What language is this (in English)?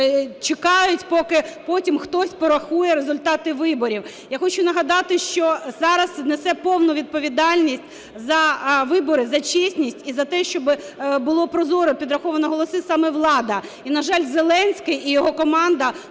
Ukrainian